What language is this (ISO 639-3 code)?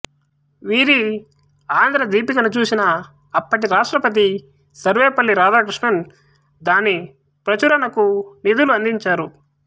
tel